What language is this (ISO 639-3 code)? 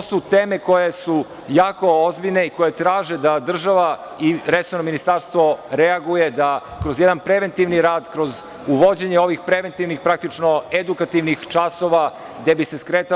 srp